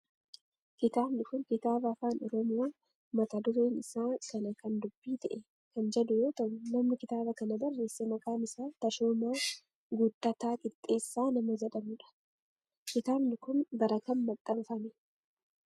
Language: Oromo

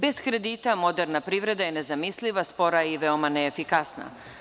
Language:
Serbian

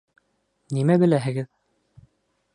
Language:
Bashkir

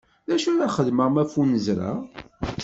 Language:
Kabyle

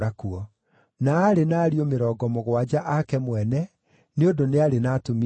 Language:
Kikuyu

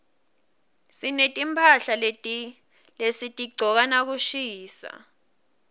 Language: Swati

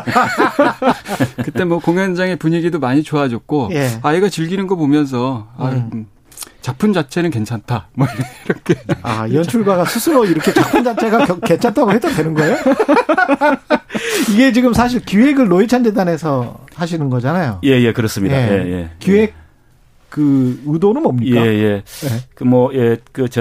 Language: Korean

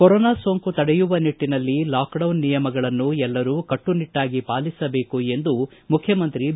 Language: Kannada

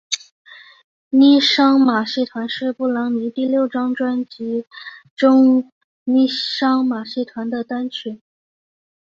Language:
Chinese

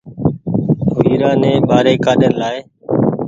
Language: Goaria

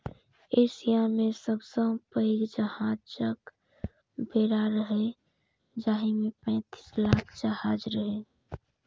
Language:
Maithili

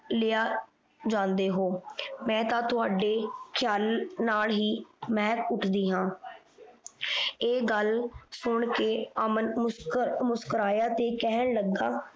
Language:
Punjabi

